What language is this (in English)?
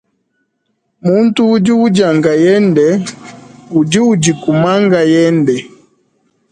Luba-Lulua